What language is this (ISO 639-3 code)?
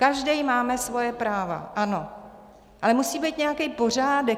ces